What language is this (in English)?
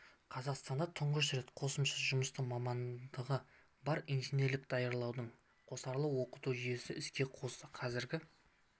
Kazakh